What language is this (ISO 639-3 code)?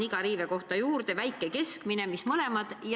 est